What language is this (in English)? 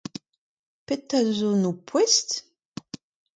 Breton